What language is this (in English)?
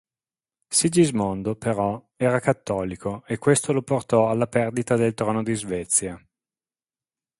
Italian